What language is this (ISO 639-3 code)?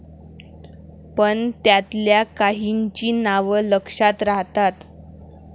mar